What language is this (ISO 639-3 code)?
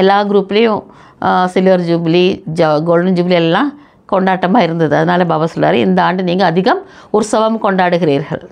tam